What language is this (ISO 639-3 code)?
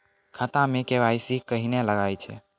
mai